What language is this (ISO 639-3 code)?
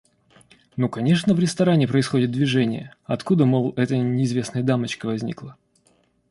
rus